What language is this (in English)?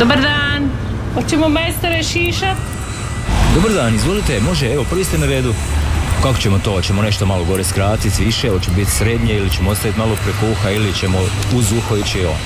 Croatian